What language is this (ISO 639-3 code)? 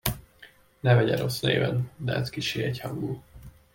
hun